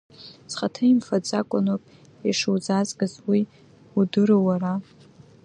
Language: Abkhazian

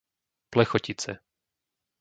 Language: Slovak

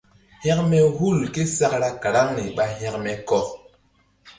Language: Mbum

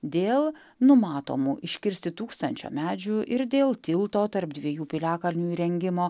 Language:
Lithuanian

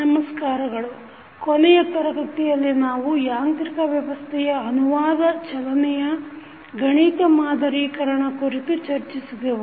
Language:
Kannada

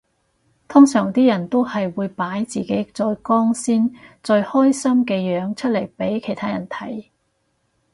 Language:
Cantonese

